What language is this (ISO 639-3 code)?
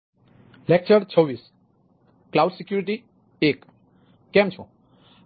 guj